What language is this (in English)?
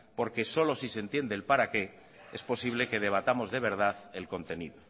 Spanish